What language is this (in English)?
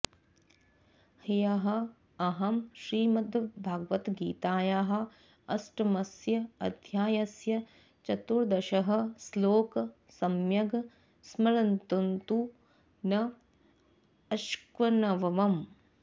Sanskrit